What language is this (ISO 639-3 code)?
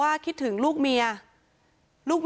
tha